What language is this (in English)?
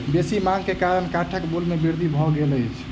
Maithili